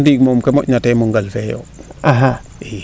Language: Serer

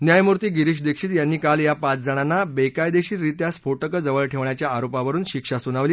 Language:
Marathi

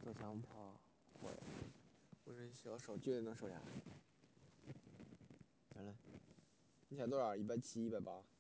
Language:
Chinese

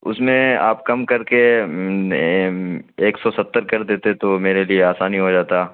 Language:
Urdu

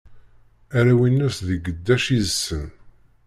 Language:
Kabyle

